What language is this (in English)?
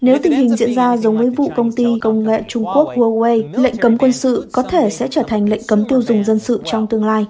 Vietnamese